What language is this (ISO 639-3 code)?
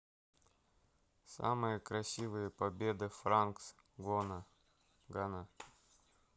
rus